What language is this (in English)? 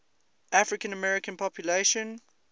English